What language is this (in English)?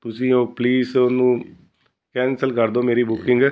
Punjabi